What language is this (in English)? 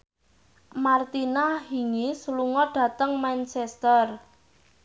Javanese